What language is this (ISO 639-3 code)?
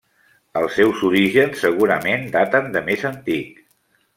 cat